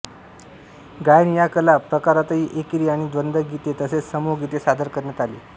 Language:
Marathi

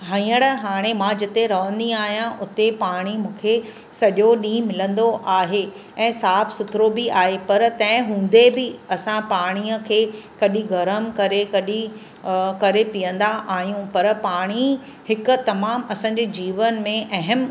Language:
Sindhi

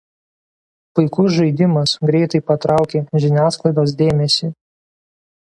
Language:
Lithuanian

